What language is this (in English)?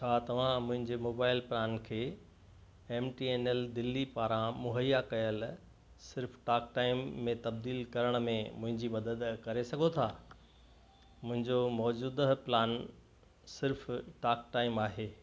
Sindhi